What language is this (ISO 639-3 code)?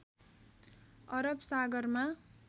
nep